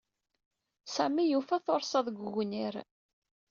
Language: Kabyle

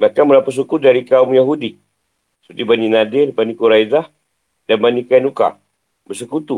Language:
Malay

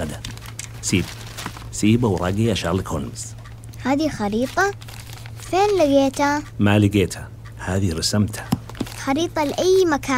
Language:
Arabic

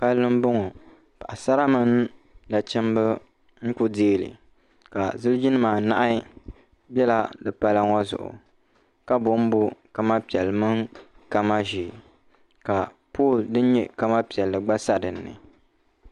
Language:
Dagbani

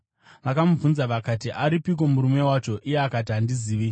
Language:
Shona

